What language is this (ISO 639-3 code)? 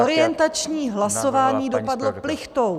ces